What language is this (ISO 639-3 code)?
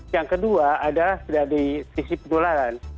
ind